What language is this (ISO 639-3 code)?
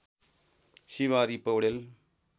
nep